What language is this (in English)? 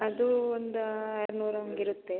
Kannada